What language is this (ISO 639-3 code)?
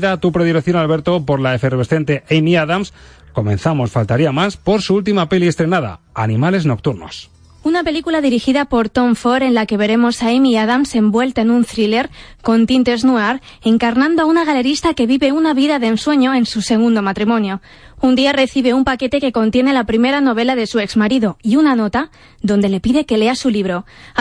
spa